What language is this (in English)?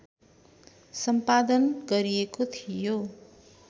Nepali